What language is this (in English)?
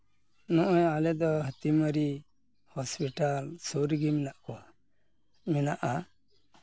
Santali